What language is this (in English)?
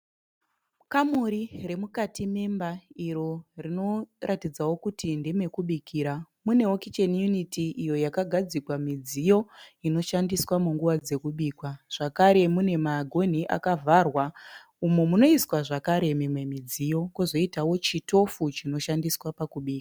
Shona